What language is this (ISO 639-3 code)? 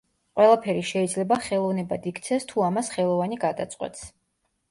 kat